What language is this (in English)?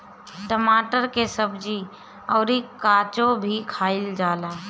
Bhojpuri